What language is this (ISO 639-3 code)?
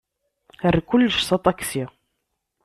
kab